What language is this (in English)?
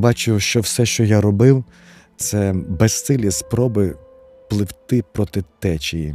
Ukrainian